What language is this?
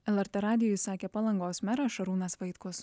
Lithuanian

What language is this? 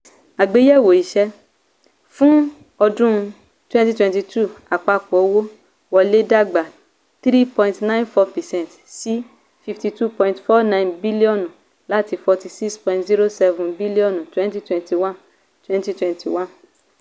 Yoruba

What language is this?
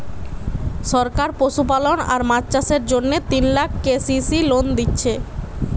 Bangla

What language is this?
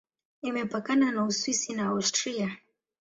Swahili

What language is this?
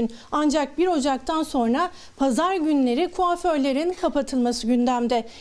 Turkish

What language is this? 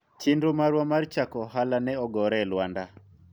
Luo (Kenya and Tanzania)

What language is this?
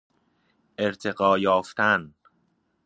Persian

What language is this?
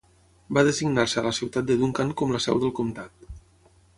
Catalan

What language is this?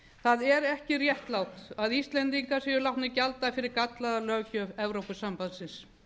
Icelandic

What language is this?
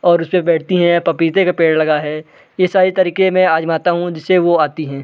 Hindi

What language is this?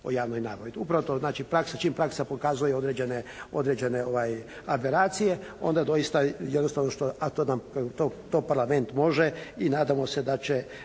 Croatian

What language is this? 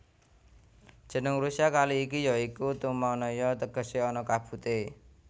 Javanese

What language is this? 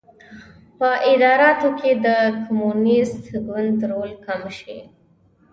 Pashto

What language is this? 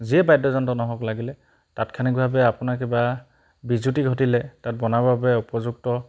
Assamese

